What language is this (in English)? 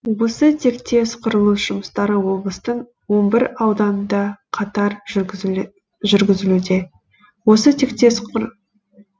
Kazakh